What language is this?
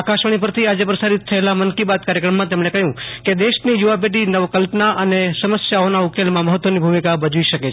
Gujarati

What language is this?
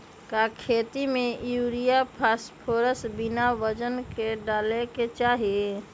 Magahi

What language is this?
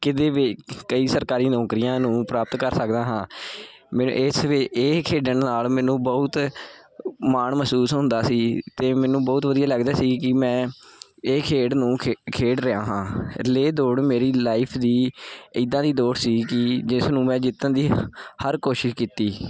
Punjabi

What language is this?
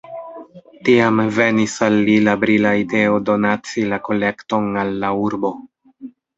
Esperanto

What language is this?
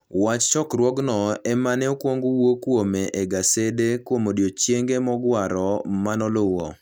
Luo (Kenya and Tanzania)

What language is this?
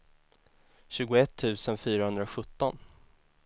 Swedish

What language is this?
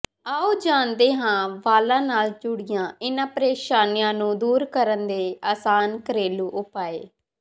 Punjabi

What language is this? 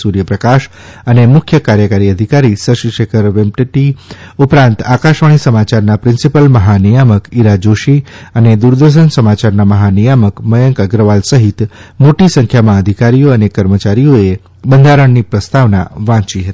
Gujarati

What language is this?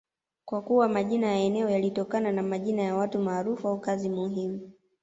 Swahili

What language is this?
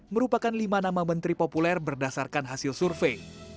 Indonesian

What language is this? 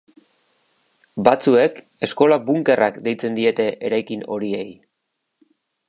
Basque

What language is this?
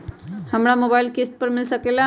Magahi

